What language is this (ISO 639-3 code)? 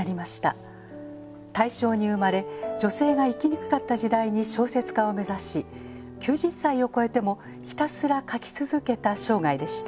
jpn